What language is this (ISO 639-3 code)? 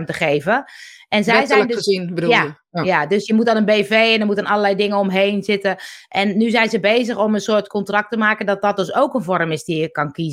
nld